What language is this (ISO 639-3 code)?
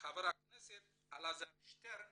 heb